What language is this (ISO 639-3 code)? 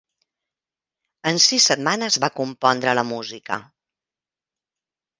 cat